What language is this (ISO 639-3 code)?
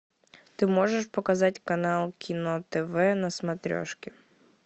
rus